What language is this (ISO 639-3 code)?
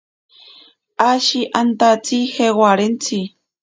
prq